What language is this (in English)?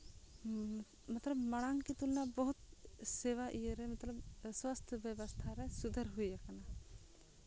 Santali